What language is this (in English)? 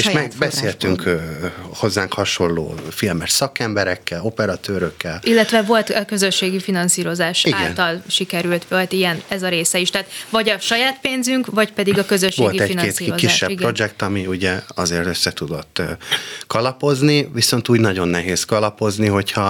Hungarian